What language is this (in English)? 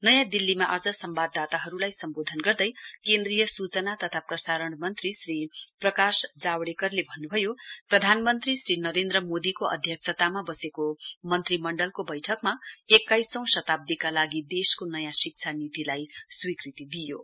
Nepali